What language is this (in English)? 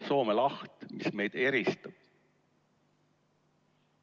Estonian